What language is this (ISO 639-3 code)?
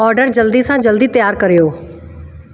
snd